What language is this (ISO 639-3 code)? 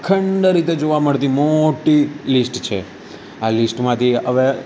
guj